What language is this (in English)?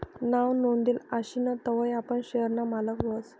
Marathi